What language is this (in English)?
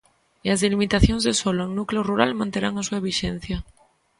Galician